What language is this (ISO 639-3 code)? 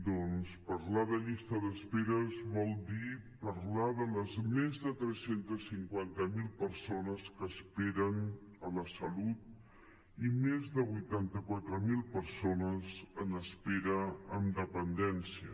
cat